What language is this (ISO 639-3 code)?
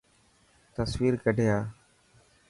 mki